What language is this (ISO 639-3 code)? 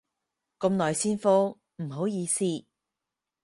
yue